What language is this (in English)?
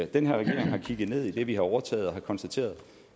Danish